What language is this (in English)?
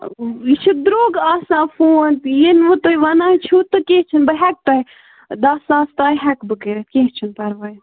Kashmiri